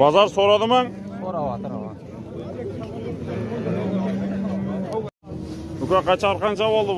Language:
Turkish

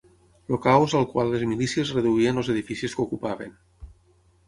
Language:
Catalan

